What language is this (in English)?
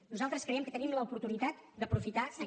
Catalan